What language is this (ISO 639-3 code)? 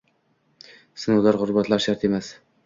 uzb